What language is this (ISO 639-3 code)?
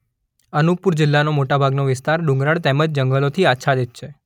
guj